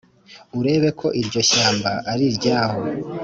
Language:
Kinyarwanda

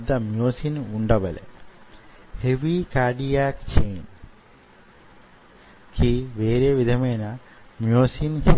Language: Telugu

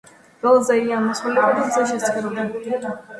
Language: Georgian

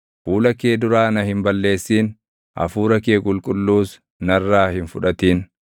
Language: Oromo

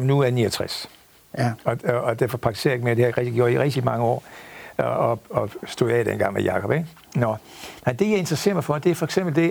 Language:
Danish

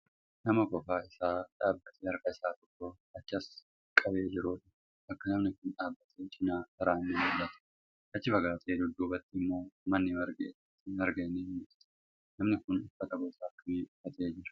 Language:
Oromo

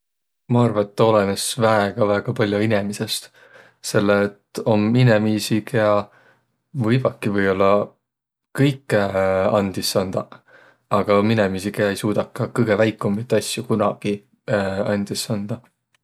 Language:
Võro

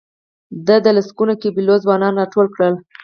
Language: Pashto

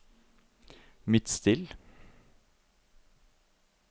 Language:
Norwegian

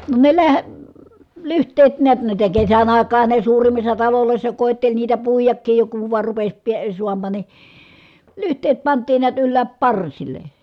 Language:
Finnish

